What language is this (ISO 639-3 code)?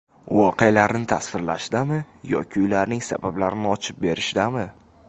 uzb